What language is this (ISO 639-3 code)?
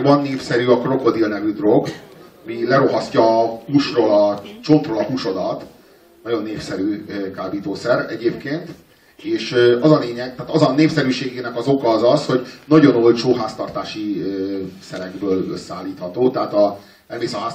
hun